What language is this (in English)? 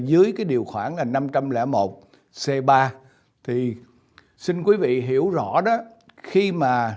Vietnamese